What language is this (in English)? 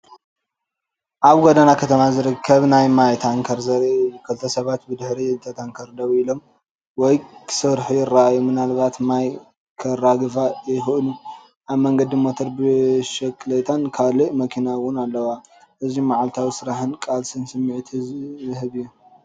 Tigrinya